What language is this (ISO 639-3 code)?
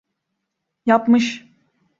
tur